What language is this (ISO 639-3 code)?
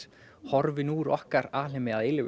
isl